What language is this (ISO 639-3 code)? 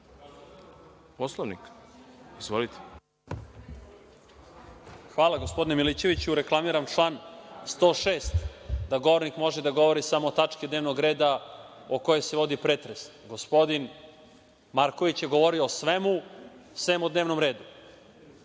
srp